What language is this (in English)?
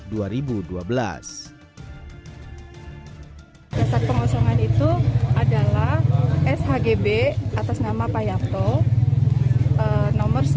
Indonesian